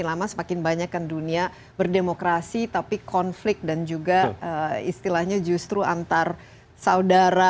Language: Indonesian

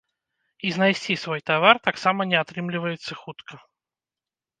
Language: Belarusian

